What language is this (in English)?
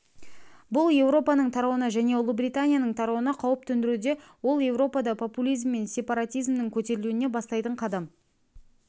Kazakh